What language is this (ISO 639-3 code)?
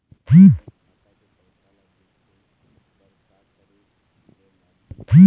hne